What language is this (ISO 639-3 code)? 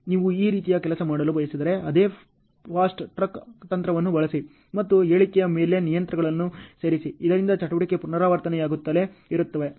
kan